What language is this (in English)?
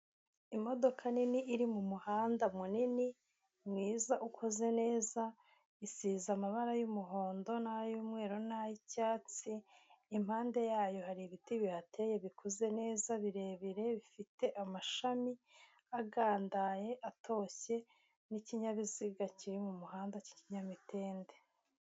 Kinyarwanda